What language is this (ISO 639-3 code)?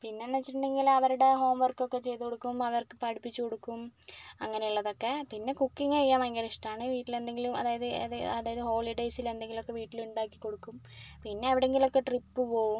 mal